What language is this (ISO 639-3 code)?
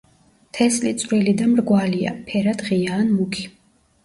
kat